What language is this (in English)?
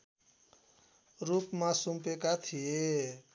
Nepali